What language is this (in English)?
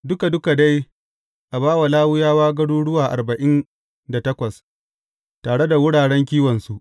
Hausa